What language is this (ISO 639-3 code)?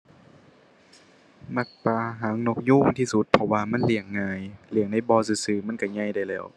tha